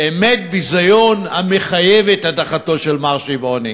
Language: Hebrew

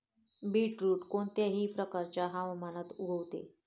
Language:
Marathi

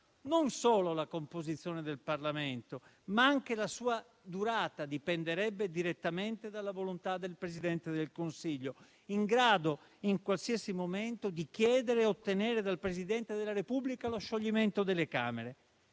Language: Italian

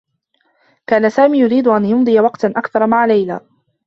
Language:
Arabic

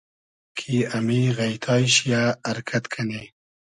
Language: Hazaragi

